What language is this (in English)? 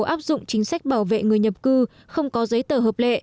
Vietnamese